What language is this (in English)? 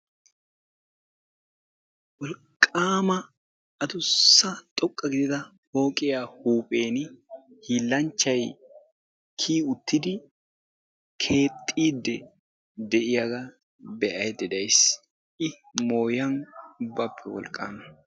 Wolaytta